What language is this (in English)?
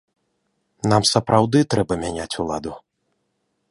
Belarusian